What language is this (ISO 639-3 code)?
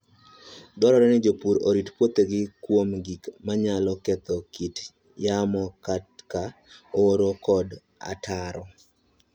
luo